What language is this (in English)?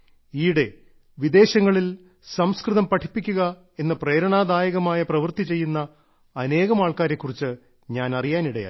Malayalam